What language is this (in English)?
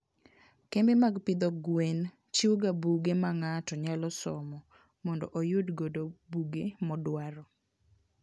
Luo (Kenya and Tanzania)